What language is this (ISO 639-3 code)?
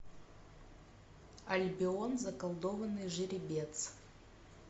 rus